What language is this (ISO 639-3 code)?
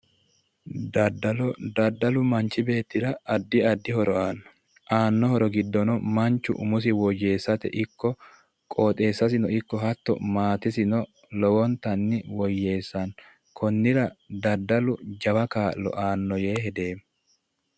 sid